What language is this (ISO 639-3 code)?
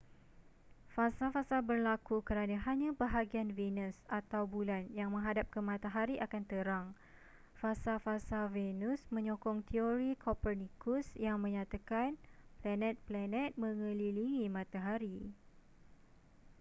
msa